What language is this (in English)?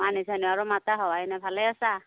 Assamese